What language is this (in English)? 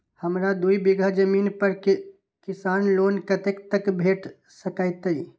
Maithili